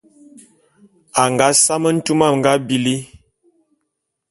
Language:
Bulu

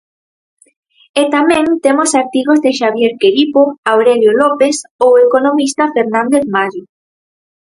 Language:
Galician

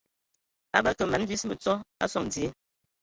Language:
Ewondo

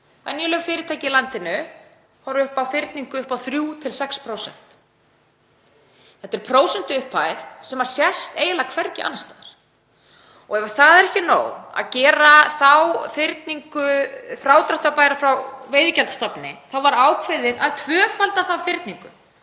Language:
Icelandic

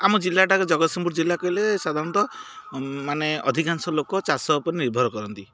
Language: Odia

